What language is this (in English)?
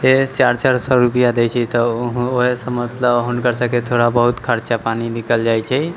Maithili